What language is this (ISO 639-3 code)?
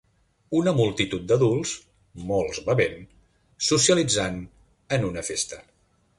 cat